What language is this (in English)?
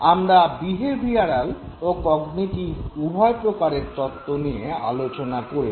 Bangla